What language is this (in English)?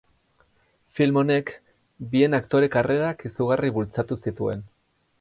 Basque